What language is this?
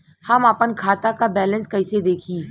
Bhojpuri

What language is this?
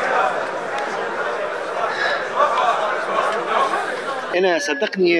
Arabic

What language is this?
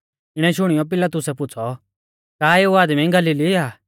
Mahasu Pahari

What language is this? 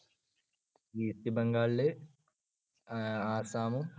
Malayalam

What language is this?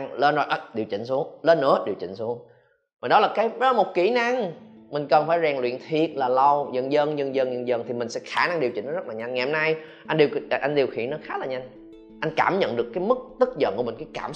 Vietnamese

